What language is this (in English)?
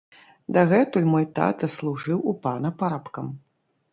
Belarusian